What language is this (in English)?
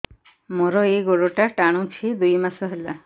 Odia